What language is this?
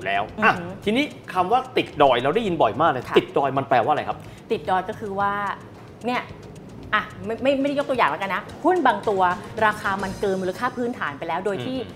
Thai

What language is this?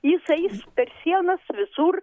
Lithuanian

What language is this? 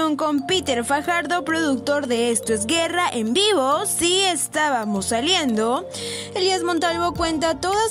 Spanish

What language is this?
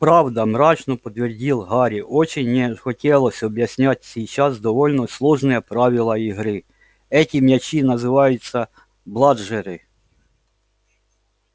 Russian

